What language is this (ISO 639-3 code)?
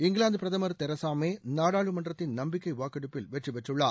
tam